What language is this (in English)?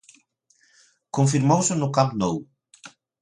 Galician